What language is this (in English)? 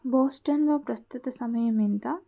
Telugu